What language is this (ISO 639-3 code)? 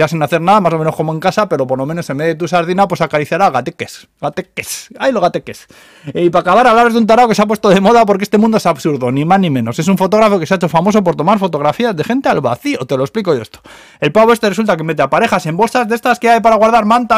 spa